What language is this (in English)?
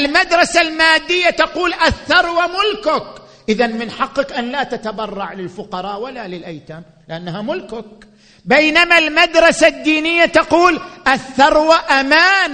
Arabic